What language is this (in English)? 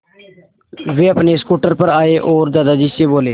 Hindi